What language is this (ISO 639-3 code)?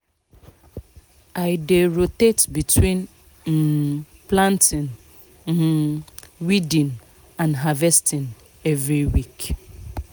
pcm